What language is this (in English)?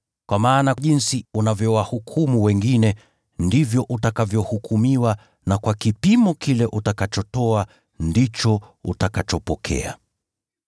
Swahili